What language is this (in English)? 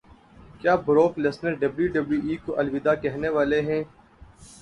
Urdu